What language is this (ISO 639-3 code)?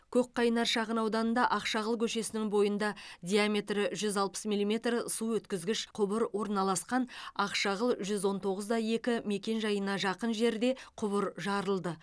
kaz